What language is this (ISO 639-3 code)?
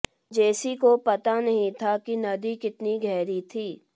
hin